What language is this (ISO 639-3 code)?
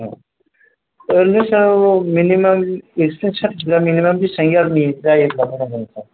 brx